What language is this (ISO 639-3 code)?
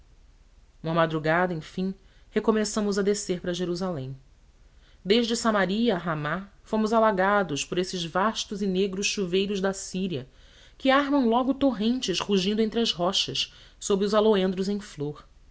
por